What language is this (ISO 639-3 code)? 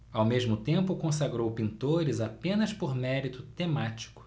por